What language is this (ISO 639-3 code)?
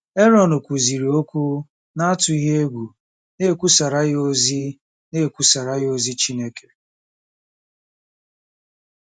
ibo